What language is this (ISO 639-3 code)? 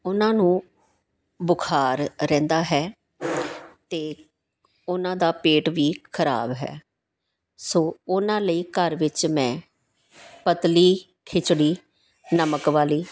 pan